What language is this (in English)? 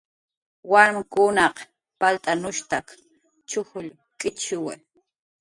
Jaqaru